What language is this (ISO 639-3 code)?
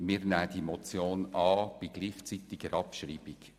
gsw